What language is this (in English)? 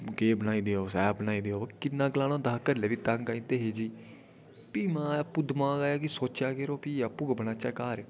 Dogri